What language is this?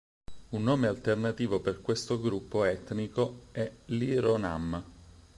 Italian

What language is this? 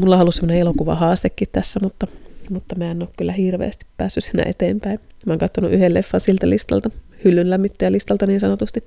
Finnish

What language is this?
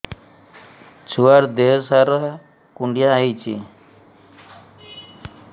Odia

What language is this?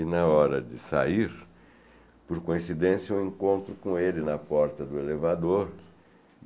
Portuguese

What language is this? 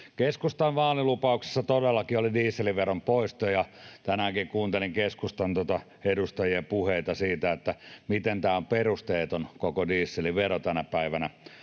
Finnish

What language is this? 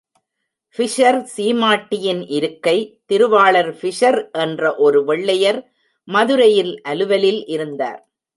Tamil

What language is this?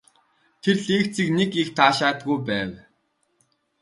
Mongolian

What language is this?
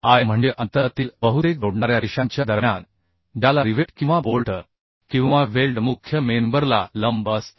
Marathi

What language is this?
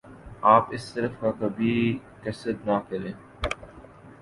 Urdu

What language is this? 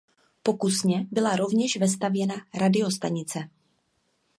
Czech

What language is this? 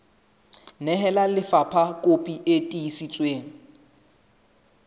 Southern Sotho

